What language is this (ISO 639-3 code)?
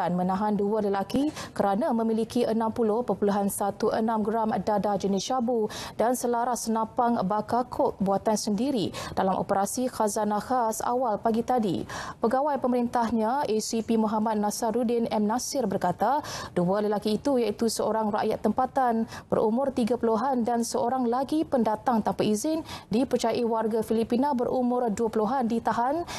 msa